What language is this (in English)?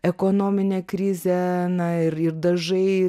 Lithuanian